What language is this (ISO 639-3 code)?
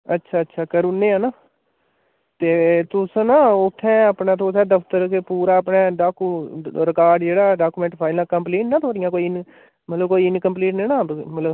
doi